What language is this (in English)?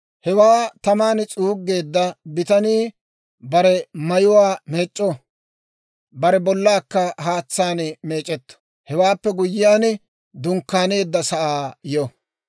Dawro